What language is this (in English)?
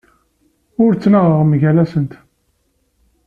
Kabyle